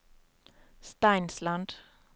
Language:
Norwegian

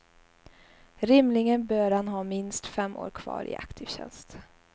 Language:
Swedish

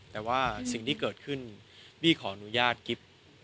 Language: Thai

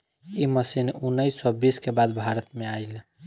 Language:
Bhojpuri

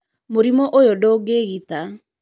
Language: Kikuyu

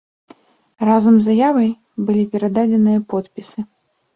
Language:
Belarusian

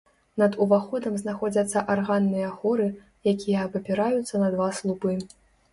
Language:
Belarusian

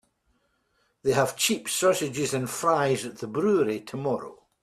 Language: English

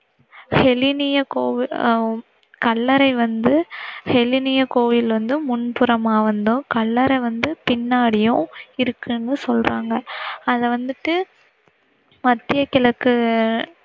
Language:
Tamil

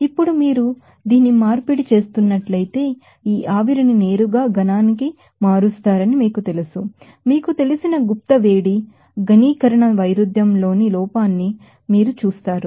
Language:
Telugu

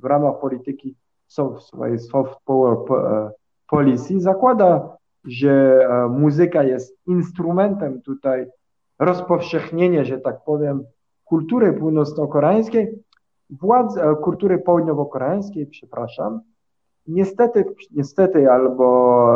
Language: Polish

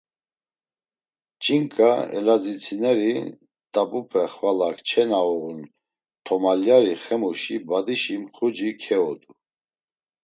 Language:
Laz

